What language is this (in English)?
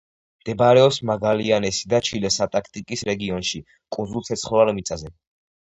Georgian